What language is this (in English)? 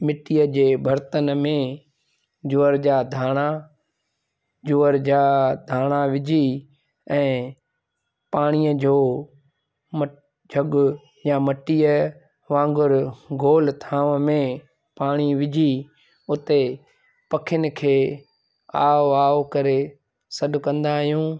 Sindhi